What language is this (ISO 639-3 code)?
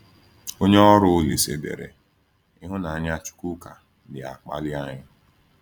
ibo